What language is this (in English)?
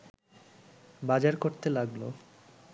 Bangla